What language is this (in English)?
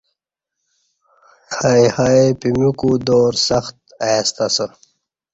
Kati